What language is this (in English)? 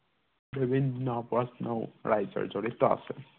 Assamese